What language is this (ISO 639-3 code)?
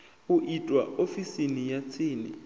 ven